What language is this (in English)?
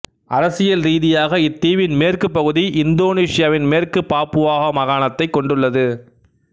Tamil